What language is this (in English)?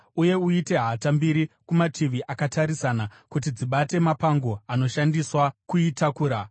Shona